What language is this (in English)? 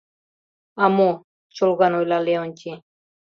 Mari